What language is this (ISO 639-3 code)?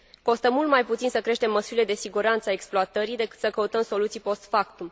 ron